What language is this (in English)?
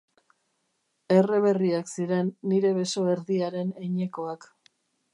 Basque